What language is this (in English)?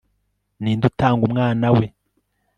Kinyarwanda